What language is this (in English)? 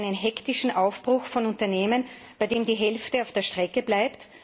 German